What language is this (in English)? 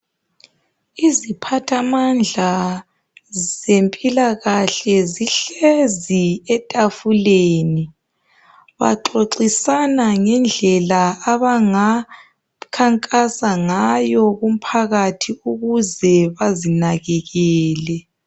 North Ndebele